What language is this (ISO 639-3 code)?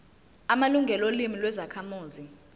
zul